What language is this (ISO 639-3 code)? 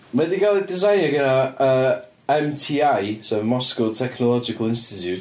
cym